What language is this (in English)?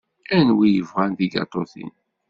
Kabyle